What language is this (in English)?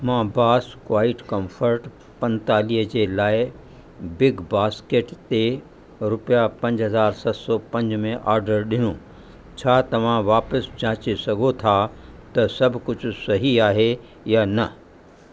Sindhi